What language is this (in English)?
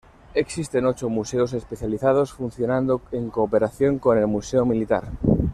Spanish